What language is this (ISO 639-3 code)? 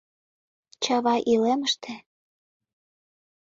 chm